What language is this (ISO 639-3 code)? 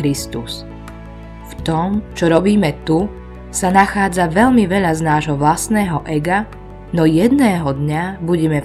slk